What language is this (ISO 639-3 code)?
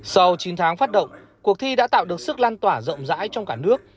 vie